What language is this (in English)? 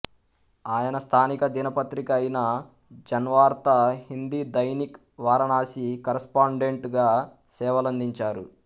Telugu